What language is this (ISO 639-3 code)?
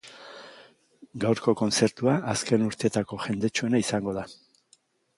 eus